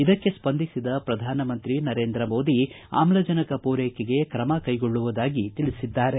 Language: Kannada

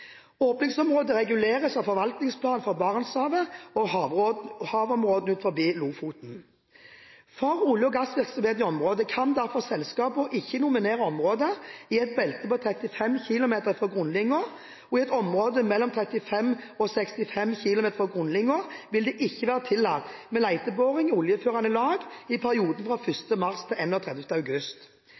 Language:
Norwegian Bokmål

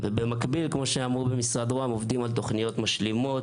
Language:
Hebrew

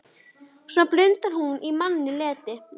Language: Icelandic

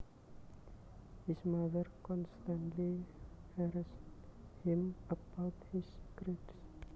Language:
Javanese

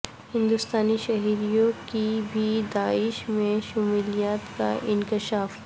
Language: Urdu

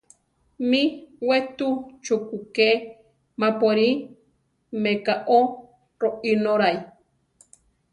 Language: Central Tarahumara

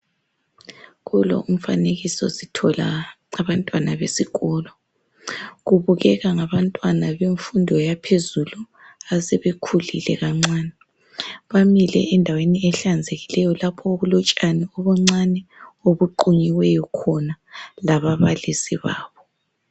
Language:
North Ndebele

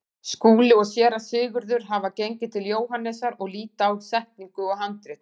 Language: Icelandic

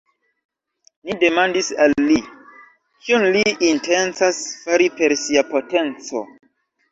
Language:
Esperanto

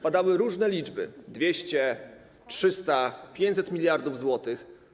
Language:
Polish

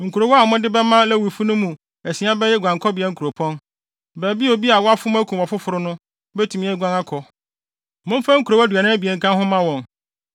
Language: Akan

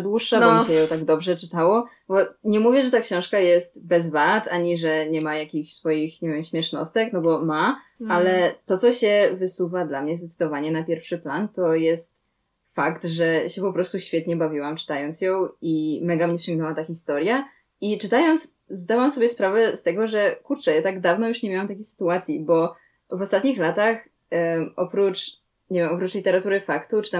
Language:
Polish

